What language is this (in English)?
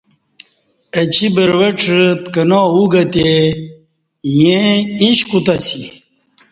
Kati